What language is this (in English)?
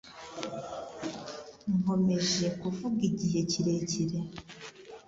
Kinyarwanda